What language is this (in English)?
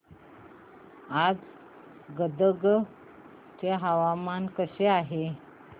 Marathi